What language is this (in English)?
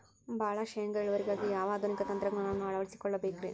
Kannada